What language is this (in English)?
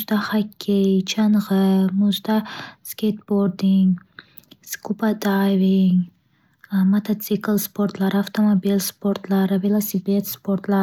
Uzbek